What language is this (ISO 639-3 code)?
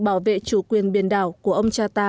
vie